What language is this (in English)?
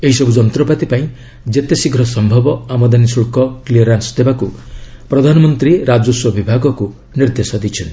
Odia